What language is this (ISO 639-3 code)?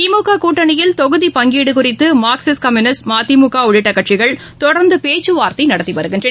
tam